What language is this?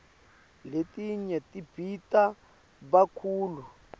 Swati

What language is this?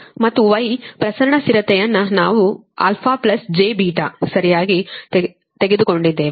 Kannada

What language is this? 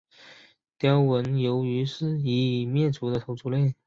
Chinese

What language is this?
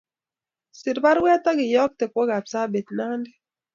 Kalenjin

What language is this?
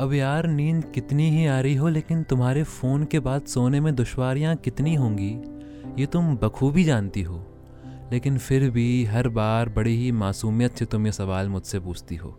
Hindi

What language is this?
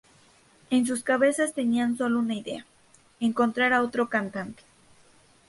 Spanish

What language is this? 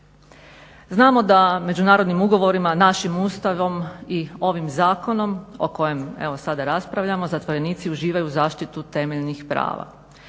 Croatian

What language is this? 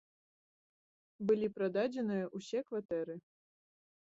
Belarusian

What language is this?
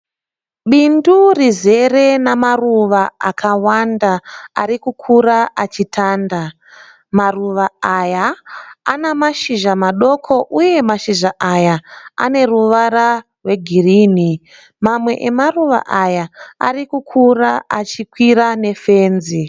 Shona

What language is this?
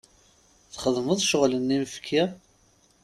Kabyle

